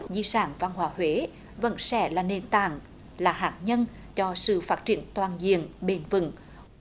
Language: Vietnamese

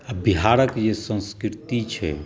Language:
Maithili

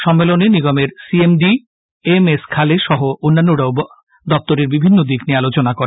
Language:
Bangla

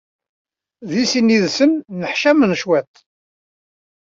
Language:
Kabyle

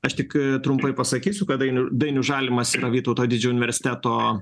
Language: Lithuanian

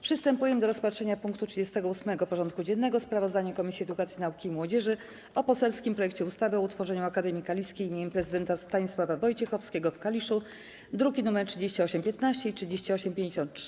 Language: Polish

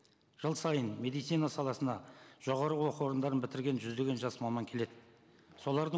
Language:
Kazakh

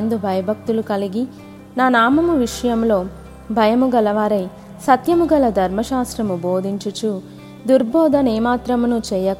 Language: Telugu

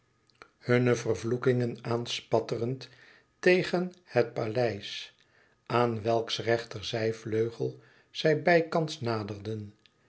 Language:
Dutch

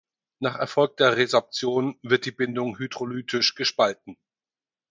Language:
German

